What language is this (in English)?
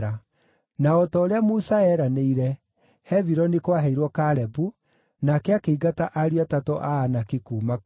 Kikuyu